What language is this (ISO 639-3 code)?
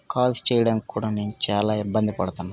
tel